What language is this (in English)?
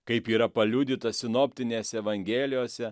Lithuanian